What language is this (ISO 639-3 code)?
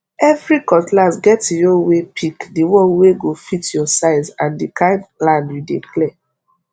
pcm